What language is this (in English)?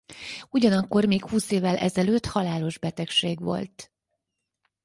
Hungarian